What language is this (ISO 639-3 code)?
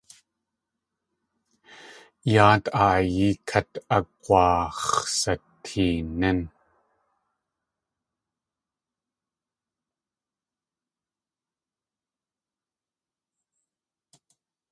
tli